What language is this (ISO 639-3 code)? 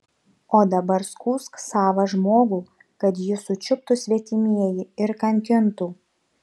lit